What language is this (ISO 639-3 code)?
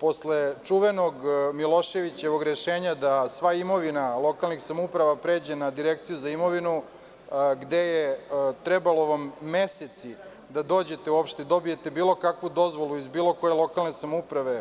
srp